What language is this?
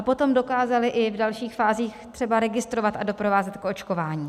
Czech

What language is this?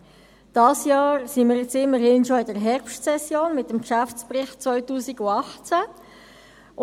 Swiss German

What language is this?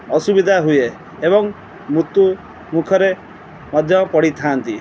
Odia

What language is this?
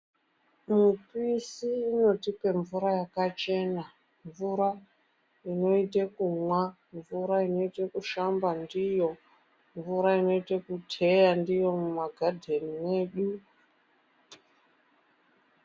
Ndau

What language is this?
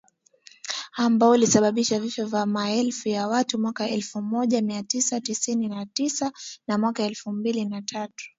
Swahili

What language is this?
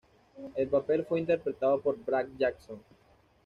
Spanish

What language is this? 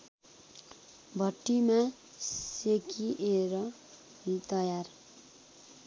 Nepali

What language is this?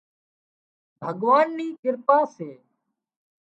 Wadiyara Koli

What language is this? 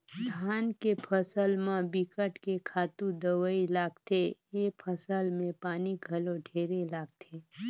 Chhattisgarhi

